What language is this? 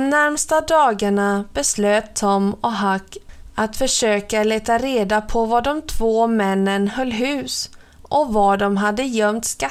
Swedish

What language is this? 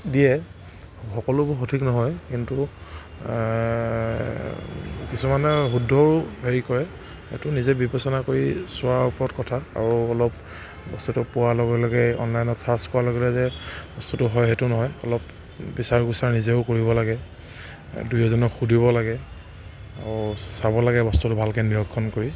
Assamese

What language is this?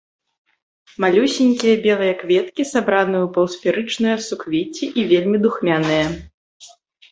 Belarusian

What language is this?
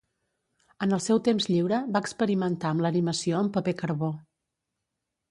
Catalan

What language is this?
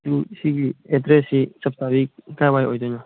Manipuri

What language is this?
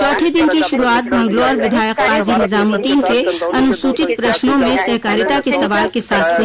Hindi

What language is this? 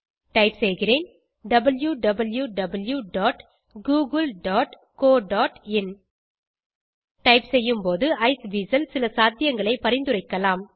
Tamil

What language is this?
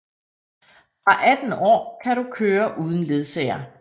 Danish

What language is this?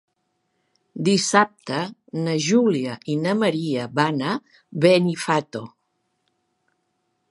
Catalan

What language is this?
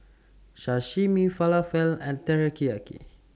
English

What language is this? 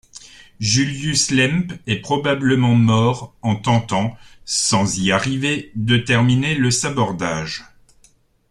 French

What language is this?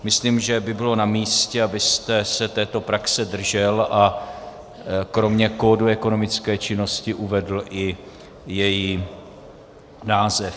Czech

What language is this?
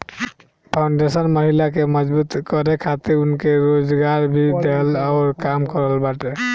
Bhojpuri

